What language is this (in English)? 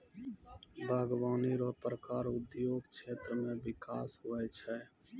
Maithili